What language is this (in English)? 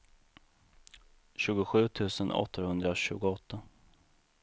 Swedish